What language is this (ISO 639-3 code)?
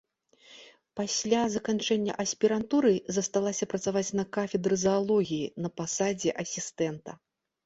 bel